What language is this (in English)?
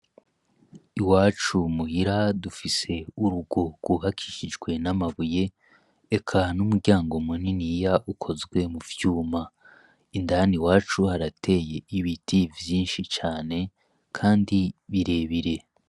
Rundi